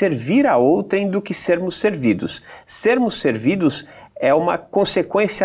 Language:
Portuguese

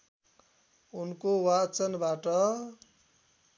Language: Nepali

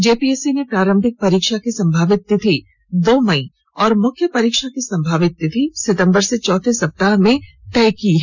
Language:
Hindi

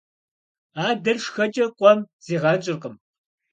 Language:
Kabardian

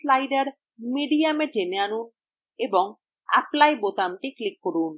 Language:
Bangla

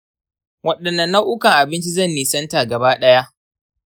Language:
Hausa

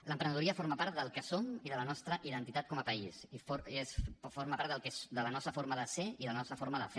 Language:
Catalan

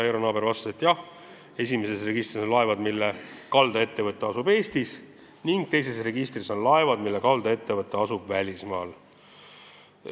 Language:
Estonian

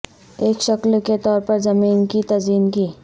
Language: Urdu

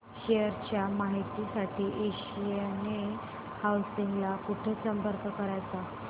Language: Marathi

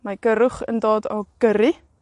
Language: Welsh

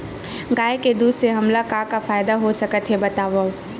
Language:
Chhattisgarhi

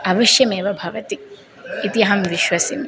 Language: Sanskrit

